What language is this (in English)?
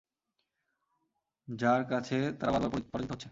Bangla